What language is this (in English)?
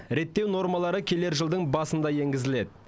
Kazakh